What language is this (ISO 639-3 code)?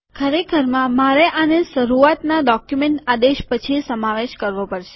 guj